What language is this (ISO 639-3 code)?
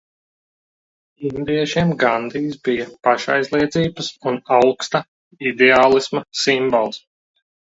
lav